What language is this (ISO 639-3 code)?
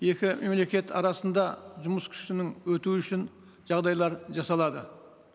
kaz